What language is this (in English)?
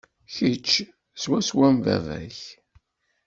Kabyle